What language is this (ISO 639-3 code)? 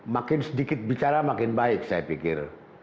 ind